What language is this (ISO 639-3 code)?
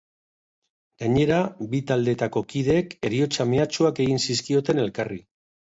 eus